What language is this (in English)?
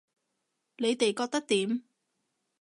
Cantonese